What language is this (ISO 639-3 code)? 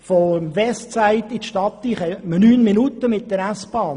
gsw